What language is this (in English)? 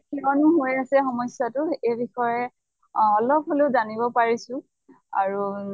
Assamese